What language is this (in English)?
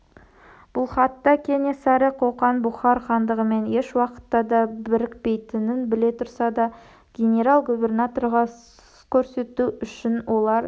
Kazakh